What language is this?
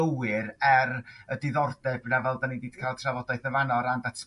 Welsh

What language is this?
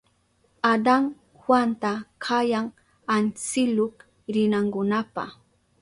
Southern Pastaza Quechua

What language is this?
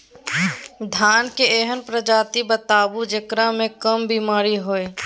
Maithili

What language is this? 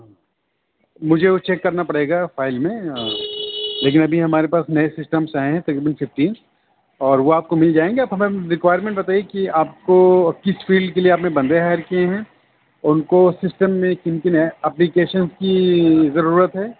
Urdu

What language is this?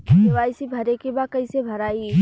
Bhojpuri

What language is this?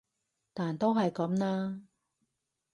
Cantonese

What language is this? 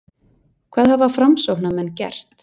Icelandic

